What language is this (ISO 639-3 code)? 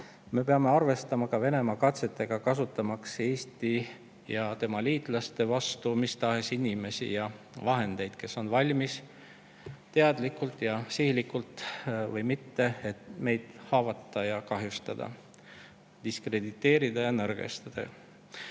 est